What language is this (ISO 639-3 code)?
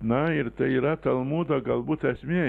lit